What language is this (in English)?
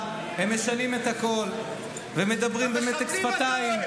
Hebrew